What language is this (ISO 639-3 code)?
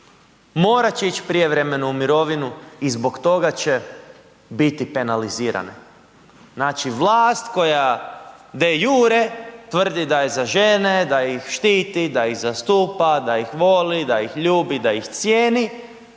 hrv